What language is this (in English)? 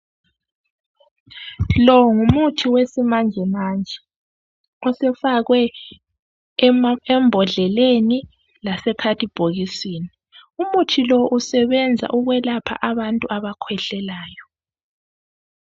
North Ndebele